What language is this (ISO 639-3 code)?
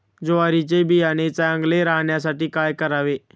mar